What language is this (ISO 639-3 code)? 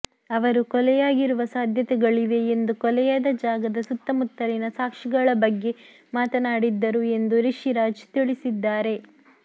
kan